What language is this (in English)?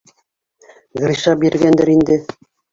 Bashkir